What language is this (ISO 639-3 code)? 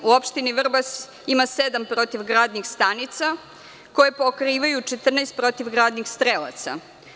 srp